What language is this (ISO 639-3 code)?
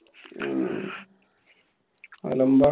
mal